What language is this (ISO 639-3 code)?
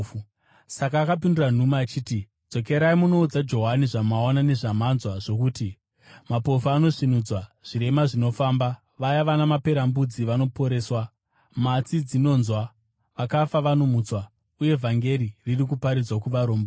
sna